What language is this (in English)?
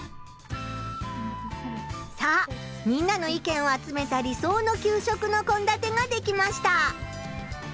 Japanese